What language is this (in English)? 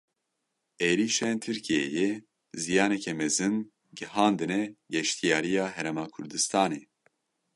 Kurdish